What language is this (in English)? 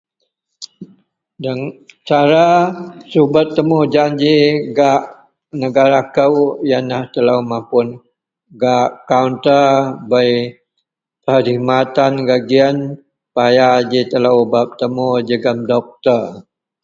Central Melanau